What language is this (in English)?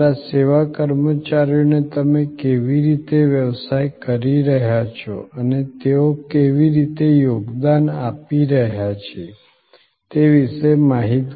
Gujarati